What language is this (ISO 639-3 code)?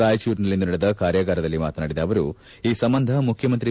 kan